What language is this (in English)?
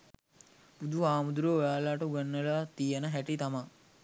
Sinhala